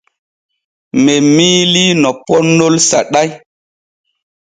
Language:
Borgu Fulfulde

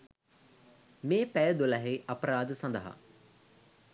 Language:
Sinhala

